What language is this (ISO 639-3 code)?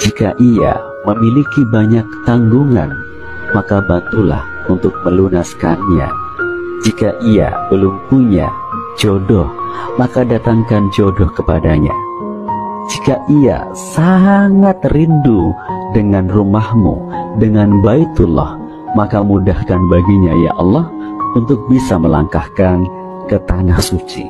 ind